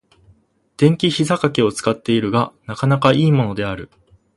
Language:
Japanese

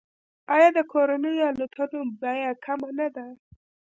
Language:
Pashto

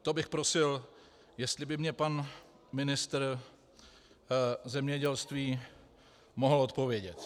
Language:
Czech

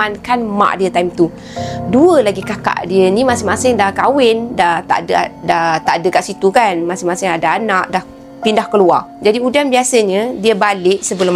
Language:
Malay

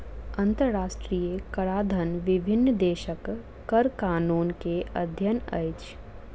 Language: Maithili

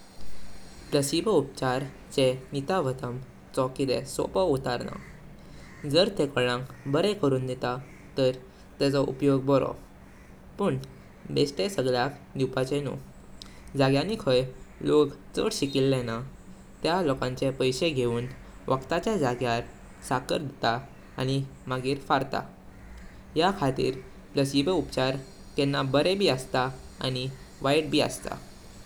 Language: Konkani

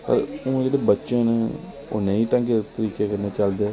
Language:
Dogri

